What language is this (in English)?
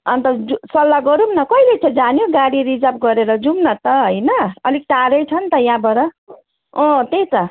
Nepali